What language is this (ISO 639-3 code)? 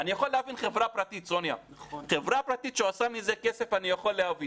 heb